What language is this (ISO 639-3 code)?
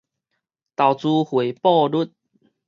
nan